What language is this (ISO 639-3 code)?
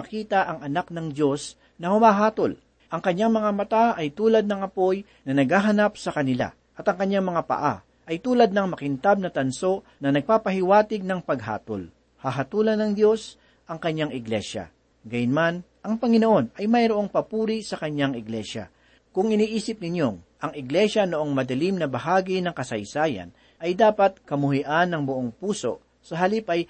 fil